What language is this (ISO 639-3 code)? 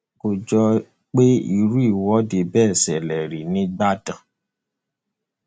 yor